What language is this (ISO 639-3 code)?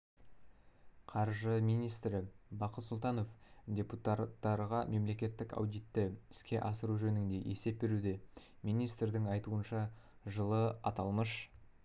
kaz